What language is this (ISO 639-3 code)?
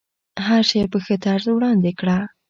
pus